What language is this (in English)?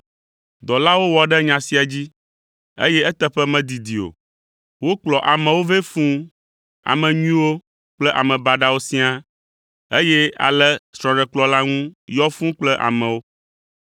Ewe